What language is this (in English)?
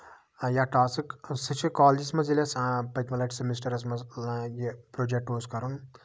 Kashmiri